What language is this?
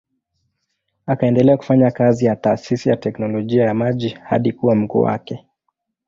Swahili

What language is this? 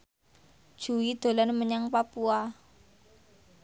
Javanese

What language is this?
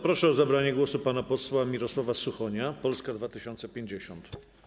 Polish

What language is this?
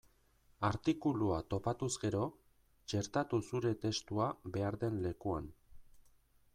Basque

